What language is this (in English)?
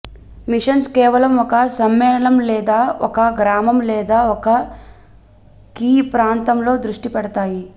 Telugu